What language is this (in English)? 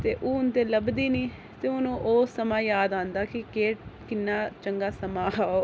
Dogri